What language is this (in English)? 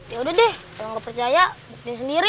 Indonesian